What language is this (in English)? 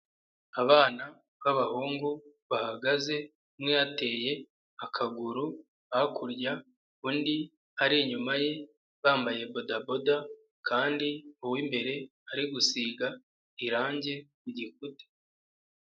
Kinyarwanda